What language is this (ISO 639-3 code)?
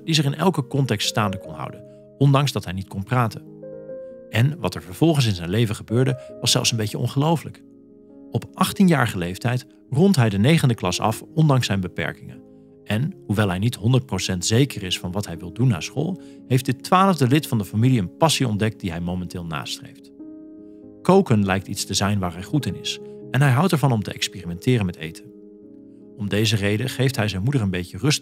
nld